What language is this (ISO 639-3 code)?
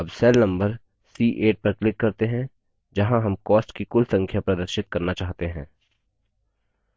hin